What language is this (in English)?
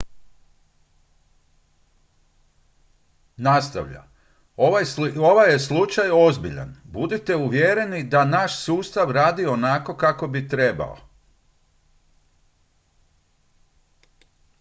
Croatian